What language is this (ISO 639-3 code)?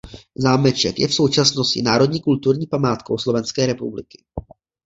ces